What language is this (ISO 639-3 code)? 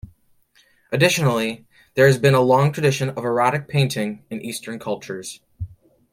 eng